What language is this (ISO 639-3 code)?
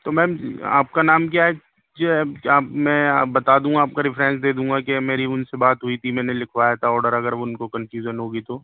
urd